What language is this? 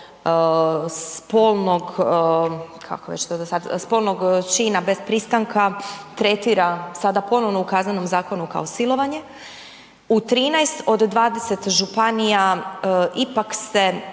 Croatian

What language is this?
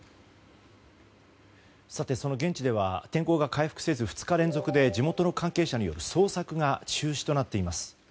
Japanese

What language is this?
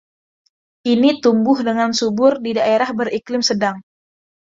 Indonesian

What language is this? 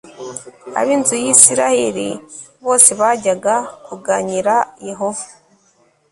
Kinyarwanda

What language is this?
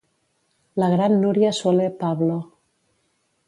Catalan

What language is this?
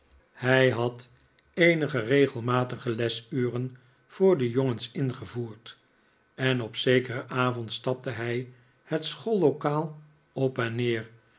Dutch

